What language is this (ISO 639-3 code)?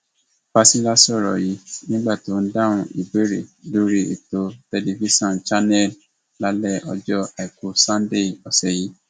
yor